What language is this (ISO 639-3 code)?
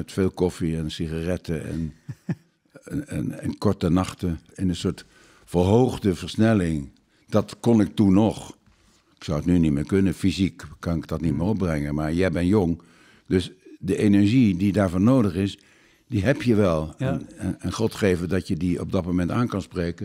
nld